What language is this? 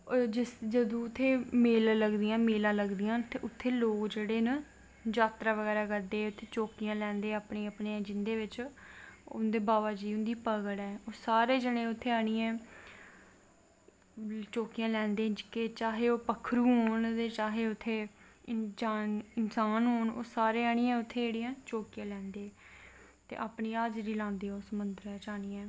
Dogri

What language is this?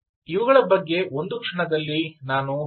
Kannada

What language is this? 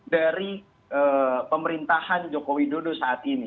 Indonesian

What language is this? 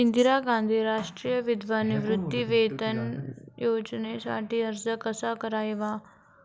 Marathi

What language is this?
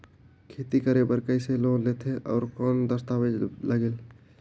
Chhattisgarhi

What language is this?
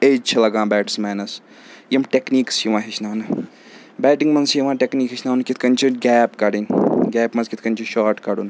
Kashmiri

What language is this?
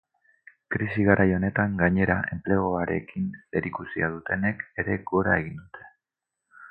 Basque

